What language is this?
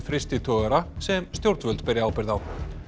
Icelandic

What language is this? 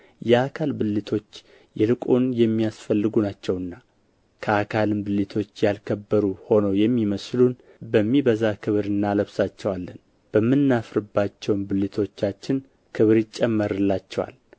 Amharic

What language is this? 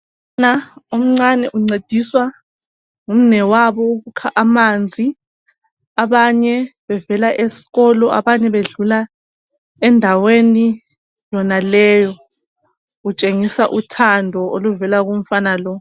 North Ndebele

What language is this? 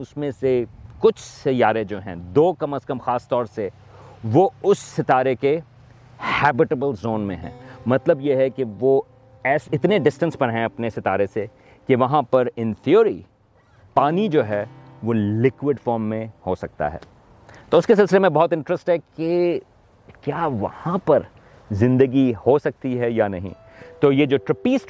Urdu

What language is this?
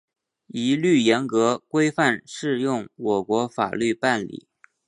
Chinese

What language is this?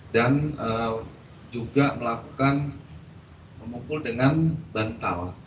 Indonesian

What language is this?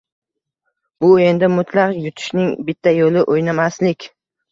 Uzbek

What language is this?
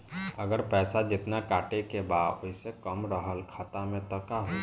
Bhojpuri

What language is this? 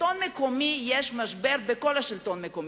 Hebrew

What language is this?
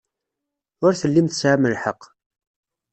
Kabyle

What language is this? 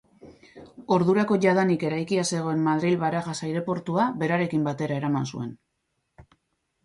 Basque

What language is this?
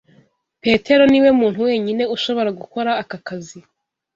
Kinyarwanda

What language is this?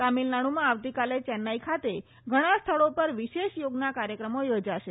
Gujarati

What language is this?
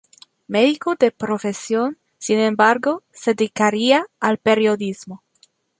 Spanish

